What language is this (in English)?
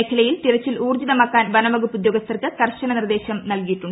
Malayalam